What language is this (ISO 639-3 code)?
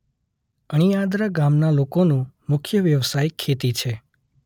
guj